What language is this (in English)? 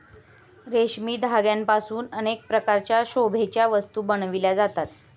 Marathi